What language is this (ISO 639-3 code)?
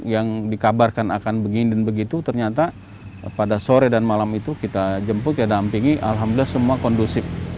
ind